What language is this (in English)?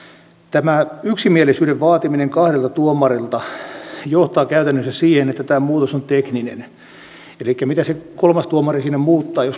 Finnish